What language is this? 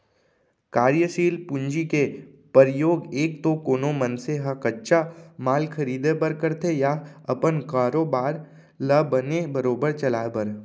Chhattisgarhi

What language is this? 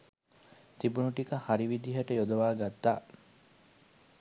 Sinhala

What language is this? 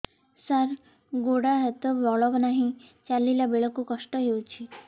Odia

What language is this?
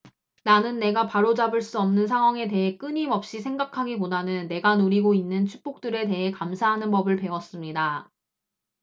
Korean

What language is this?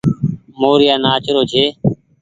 Goaria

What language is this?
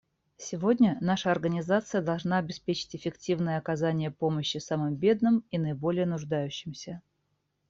Russian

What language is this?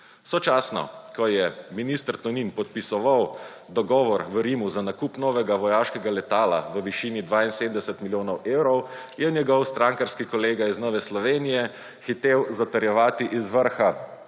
Slovenian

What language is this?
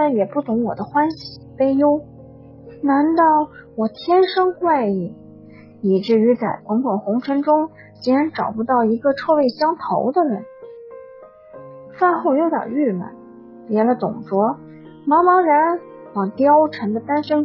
Chinese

